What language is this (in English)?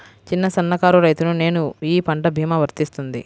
Telugu